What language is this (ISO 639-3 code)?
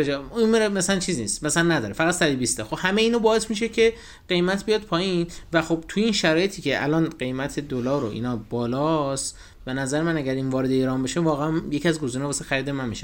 fas